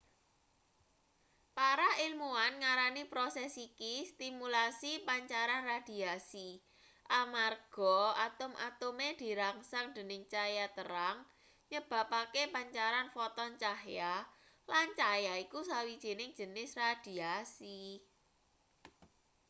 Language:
Javanese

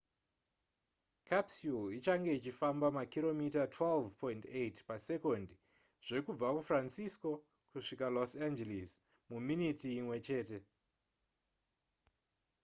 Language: Shona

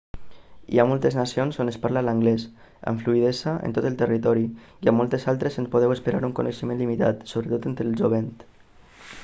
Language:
Catalan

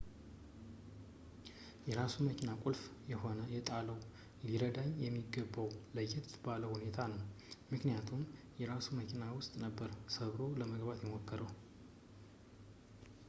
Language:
Amharic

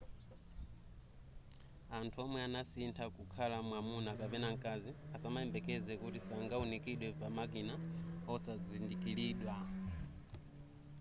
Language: Nyanja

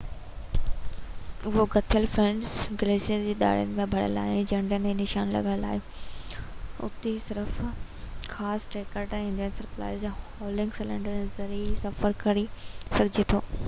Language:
Sindhi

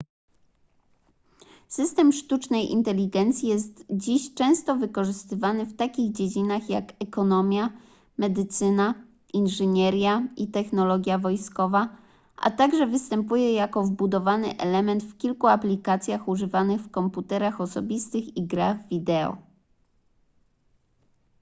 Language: Polish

